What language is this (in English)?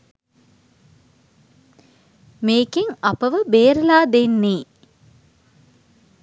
Sinhala